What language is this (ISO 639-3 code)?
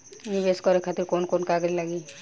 bho